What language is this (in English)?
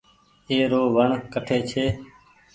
Goaria